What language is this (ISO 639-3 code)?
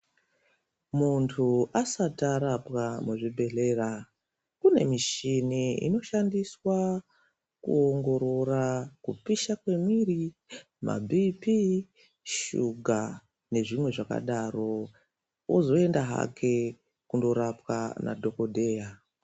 ndc